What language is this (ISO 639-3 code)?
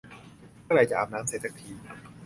tha